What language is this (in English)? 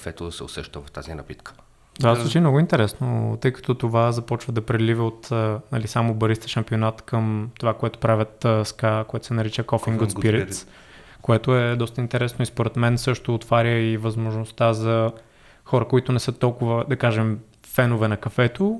Bulgarian